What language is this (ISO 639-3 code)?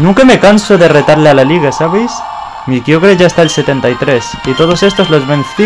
spa